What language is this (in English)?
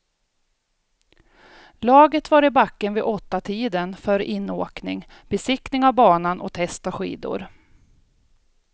Swedish